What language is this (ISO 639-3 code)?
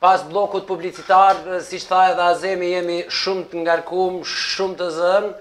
ron